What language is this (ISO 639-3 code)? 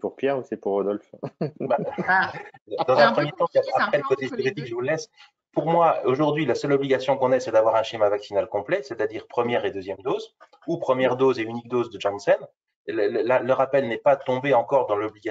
fra